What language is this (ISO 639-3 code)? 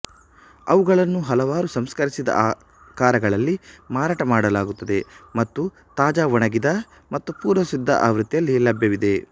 kan